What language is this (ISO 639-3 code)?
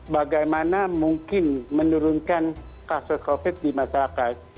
ind